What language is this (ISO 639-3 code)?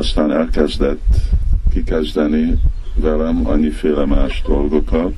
hun